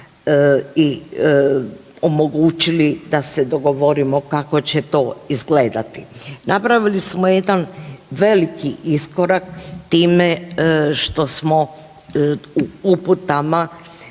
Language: Croatian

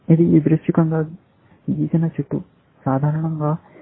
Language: Telugu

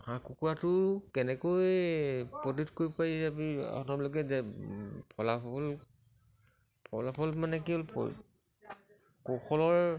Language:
Assamese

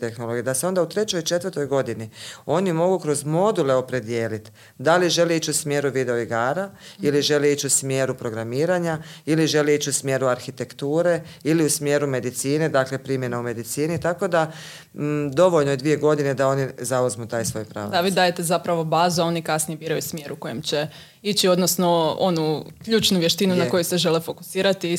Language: Croatian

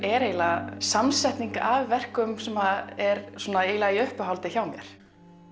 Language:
Icelandic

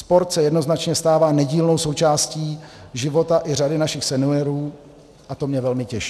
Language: Czech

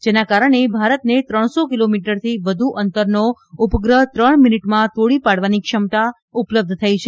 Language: Gujarati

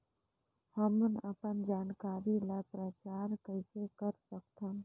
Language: Chhattisgarhi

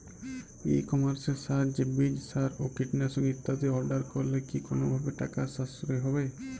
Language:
Bangla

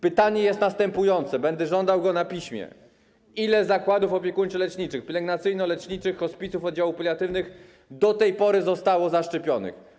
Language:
Polish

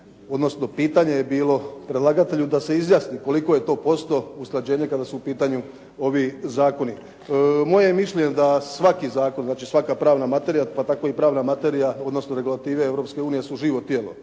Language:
Croatian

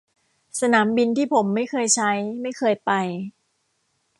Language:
Thai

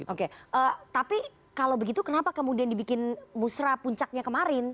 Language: Indonesian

